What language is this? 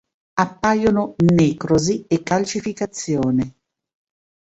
Italian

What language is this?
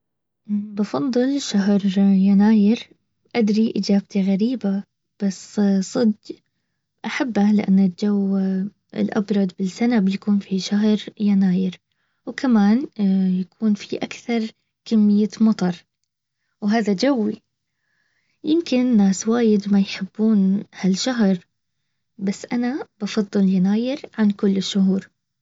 Baharna Arabic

